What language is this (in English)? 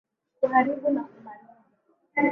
Swahili